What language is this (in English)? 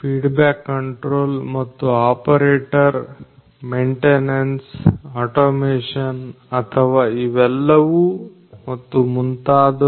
Kannada